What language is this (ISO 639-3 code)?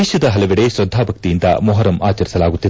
kan